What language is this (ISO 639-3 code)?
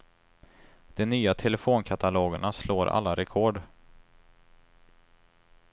swe